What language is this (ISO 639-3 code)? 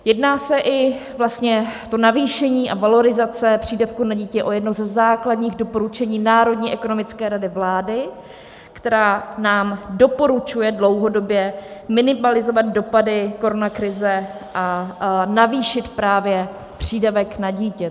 ces